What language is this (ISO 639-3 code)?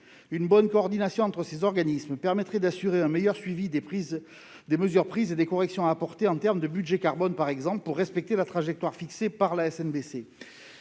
fra